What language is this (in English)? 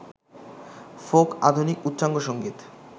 Bangla